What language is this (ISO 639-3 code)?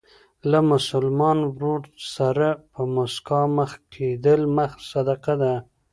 pus